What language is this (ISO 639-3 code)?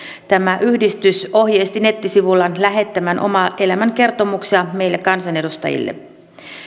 fin